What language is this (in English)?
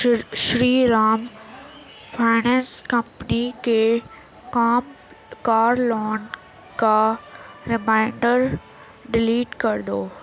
Urdu